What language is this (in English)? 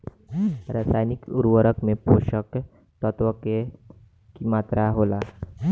Bhojpuri